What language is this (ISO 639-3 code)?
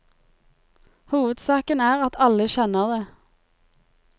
nor